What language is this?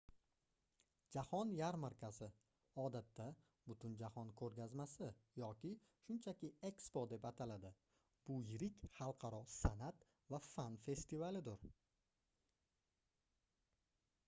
Uzbek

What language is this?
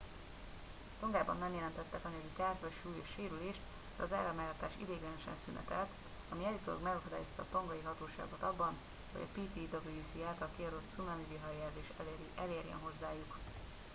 Hungarian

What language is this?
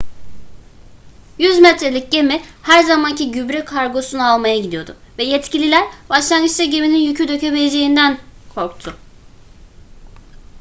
Turkish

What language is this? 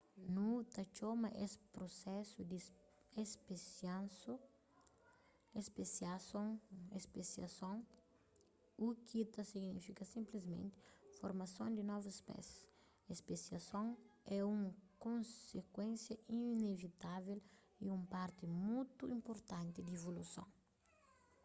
Kabuverdianu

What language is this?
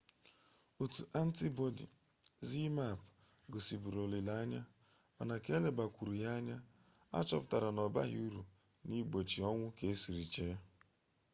Igbo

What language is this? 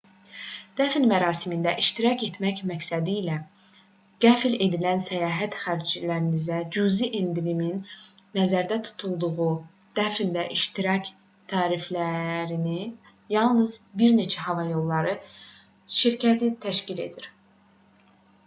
Azerbaijani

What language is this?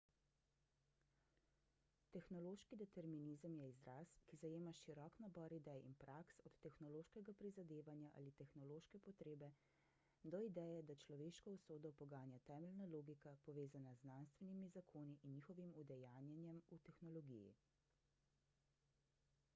Slovenian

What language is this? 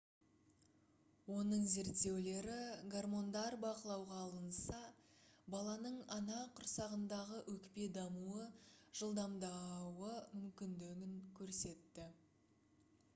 Kazakh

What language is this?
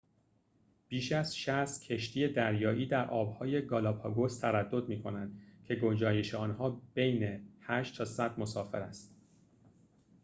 Persian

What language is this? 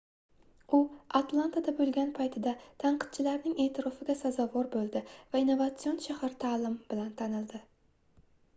Uzbek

